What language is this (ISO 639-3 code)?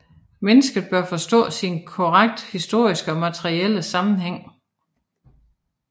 dan